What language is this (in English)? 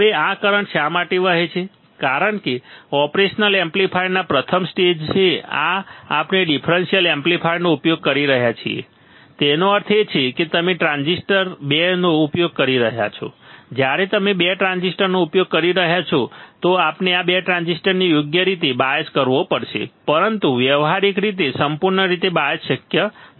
Gujarati